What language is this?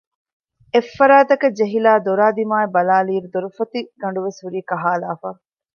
Divehi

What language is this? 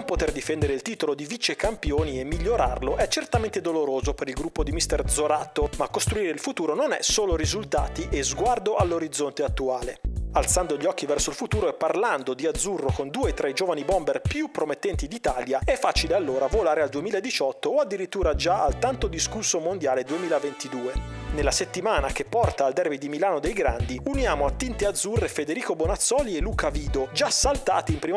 Italian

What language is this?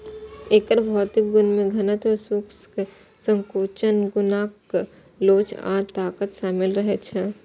Maithili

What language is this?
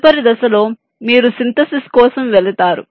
Telugu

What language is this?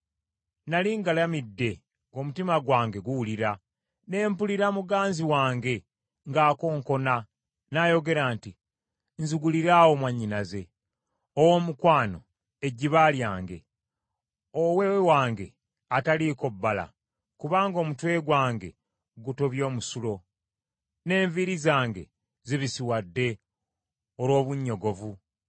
Ganda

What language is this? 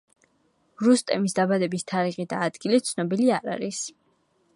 Georgian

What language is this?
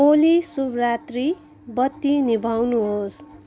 Nepali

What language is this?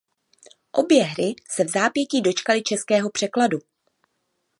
Czech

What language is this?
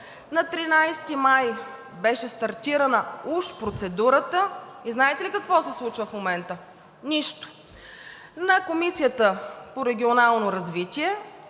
Bulgarian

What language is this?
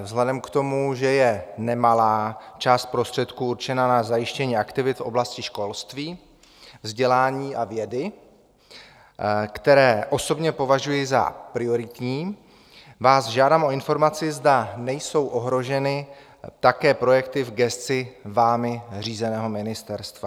Czech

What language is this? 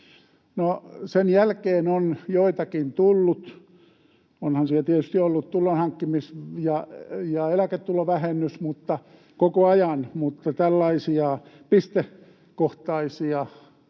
Finnish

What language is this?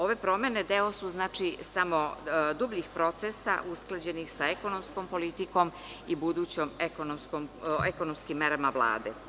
Serbian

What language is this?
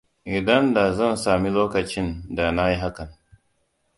Hausa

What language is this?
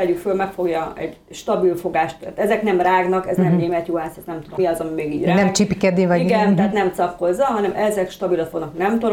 Hungarian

